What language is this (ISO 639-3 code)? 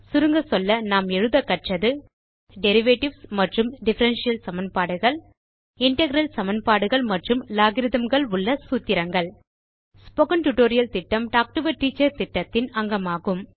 tam